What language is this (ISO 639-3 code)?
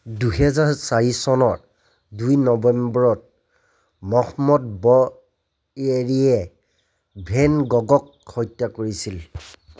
asm